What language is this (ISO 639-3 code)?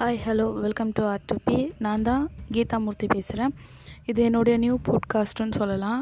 tam